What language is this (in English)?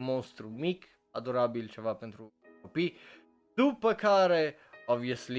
Romanian